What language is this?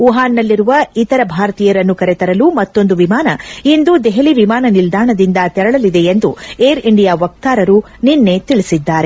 Kannada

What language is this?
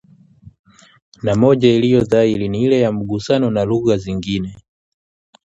Swahili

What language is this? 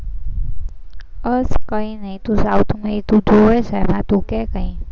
Gujarati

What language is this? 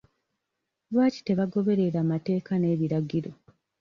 Ganda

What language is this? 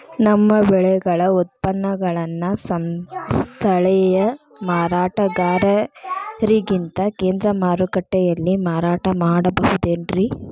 Kannada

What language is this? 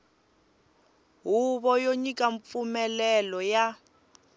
Tsonga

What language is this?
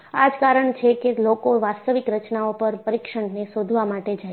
Gujarati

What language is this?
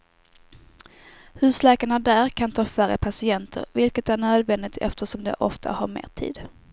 Swedish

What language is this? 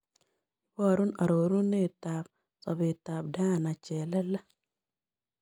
Kalenjin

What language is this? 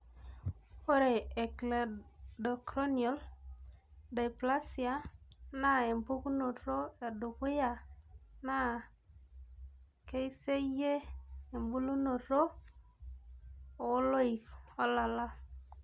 Masai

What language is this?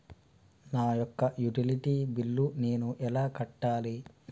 Telugu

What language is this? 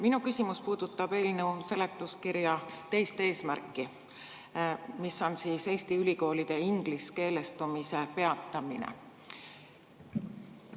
Estonian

